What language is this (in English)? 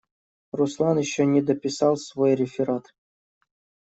Russian